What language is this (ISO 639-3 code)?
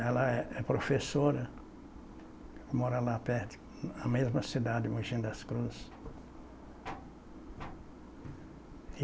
por